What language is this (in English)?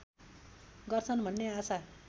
Nepali